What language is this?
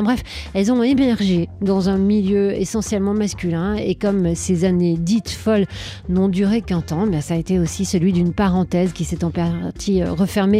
French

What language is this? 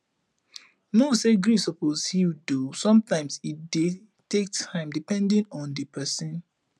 Nigerian Pidgin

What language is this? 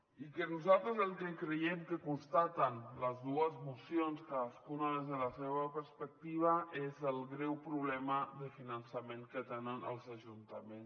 Catalan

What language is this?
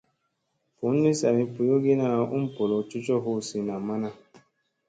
Musey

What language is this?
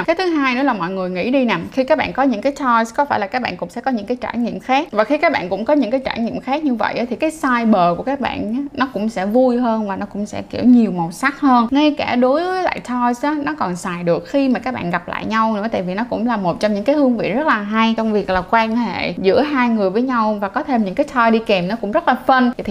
Vietnamese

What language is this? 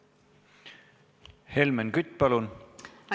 Estonian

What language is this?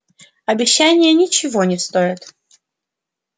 Russian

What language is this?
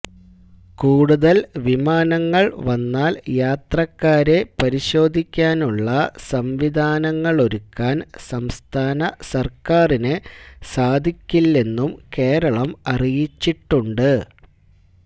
Malayalam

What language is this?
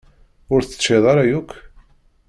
Kabyle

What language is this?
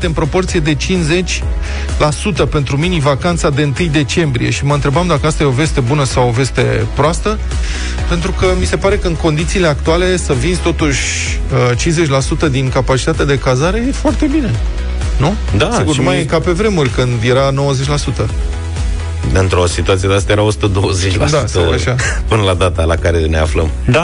Romanian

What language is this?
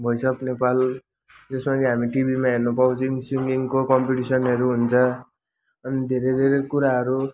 Nepali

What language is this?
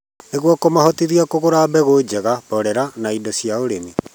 Kikuyu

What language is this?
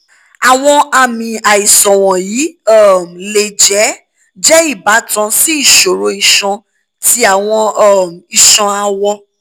Yoruba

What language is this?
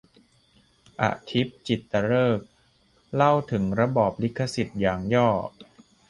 Thai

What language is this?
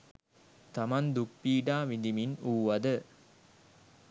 Sinhala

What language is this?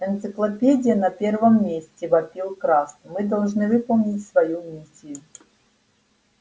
Russian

